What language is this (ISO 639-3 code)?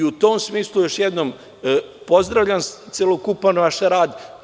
srp